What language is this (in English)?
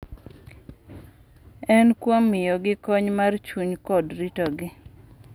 Luo (Kenya and Tanzania)